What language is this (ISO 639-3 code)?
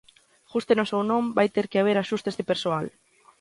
glg